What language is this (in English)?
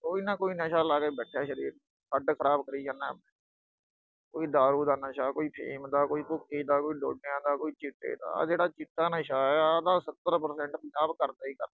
Punjabi